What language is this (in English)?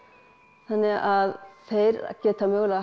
Icelandic